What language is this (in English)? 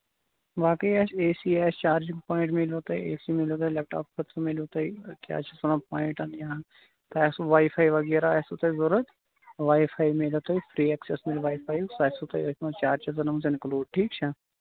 Kashmiri